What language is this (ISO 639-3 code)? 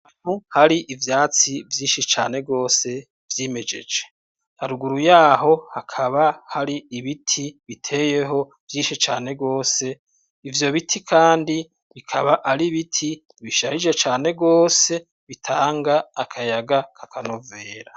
run